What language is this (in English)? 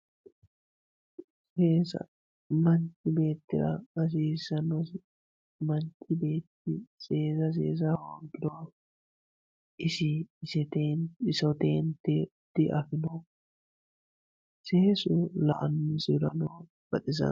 Sidamo